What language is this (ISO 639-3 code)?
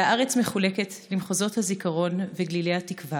heb